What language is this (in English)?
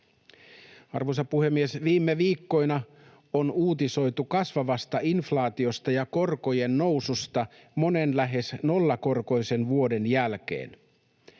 Finnish